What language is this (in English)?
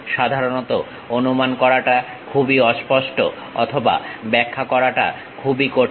Bangla